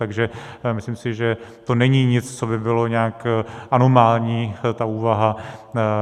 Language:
Czech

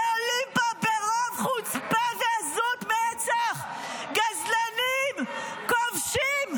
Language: Hebrew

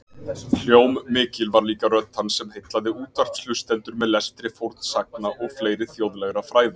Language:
Icelandic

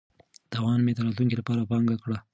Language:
Pashto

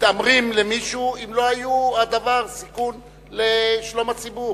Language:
Hebrew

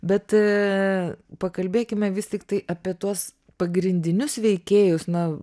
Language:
Lithuanian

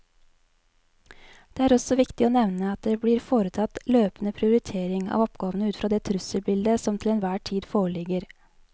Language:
Norwegian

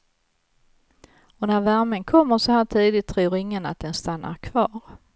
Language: Swedish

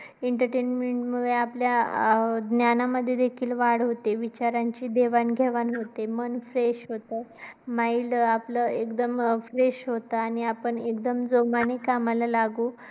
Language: Marathi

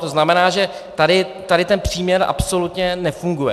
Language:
Czech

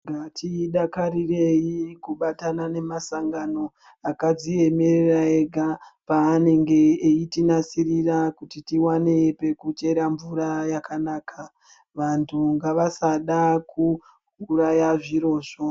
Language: Ndau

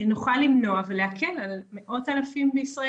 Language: Hebrew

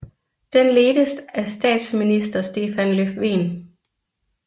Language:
Danish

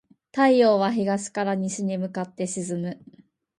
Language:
Japanese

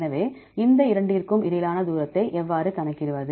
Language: Tamil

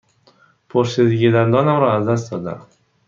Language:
Persian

